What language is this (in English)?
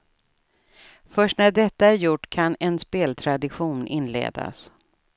Swedish